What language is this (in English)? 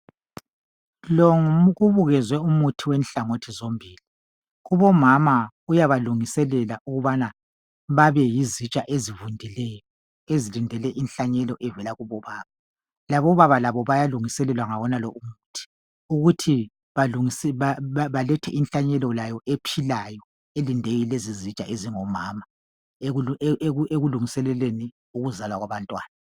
North Ndebele